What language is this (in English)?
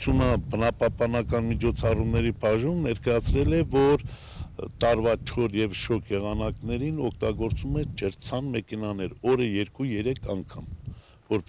Romanian